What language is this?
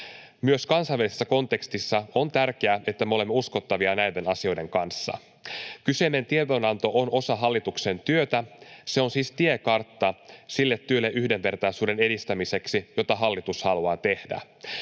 Finnish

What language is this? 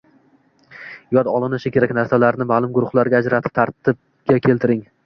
Uzbek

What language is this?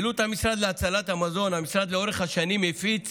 Hebrew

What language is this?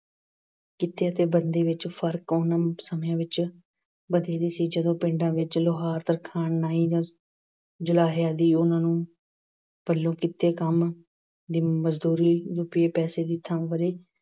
Punjabi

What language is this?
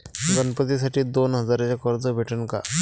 Marathi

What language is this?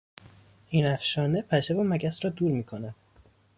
Persian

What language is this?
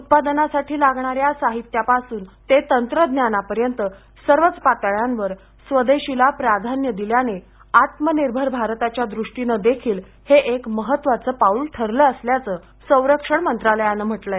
Marathi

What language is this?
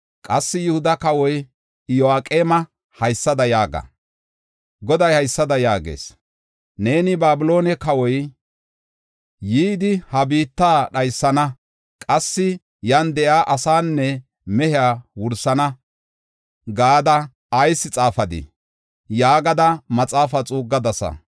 Gofa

